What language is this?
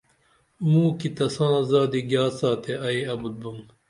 Dameli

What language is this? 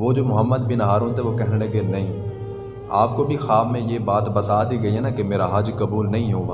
Urdu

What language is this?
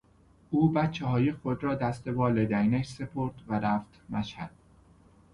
Persian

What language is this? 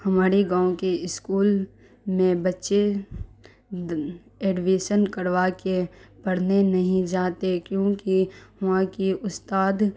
Urdu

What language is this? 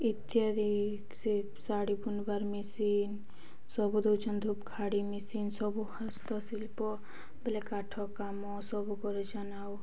Odia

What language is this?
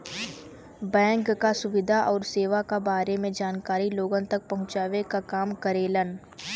Bhojpuri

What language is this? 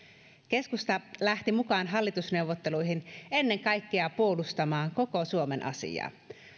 Finnish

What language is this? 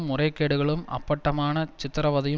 Tamil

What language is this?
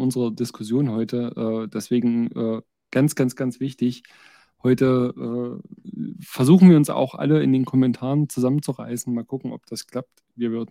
German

